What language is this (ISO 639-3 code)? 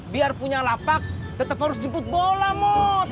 ind